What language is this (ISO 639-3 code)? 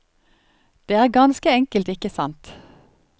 nor